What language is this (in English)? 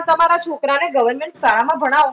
Gujarati